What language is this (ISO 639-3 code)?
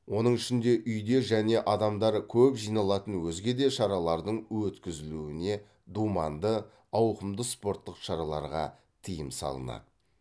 kaz